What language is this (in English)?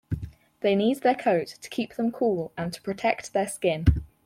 English